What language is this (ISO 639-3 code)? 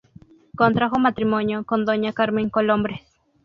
spa